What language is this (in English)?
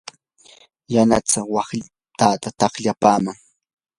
Yanahuanca Pasco Quechua